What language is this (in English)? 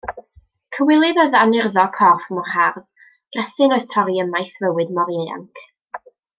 Welsh